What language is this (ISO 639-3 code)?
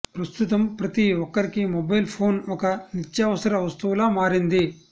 tel